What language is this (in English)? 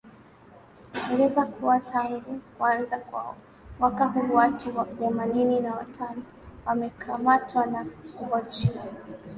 Swahili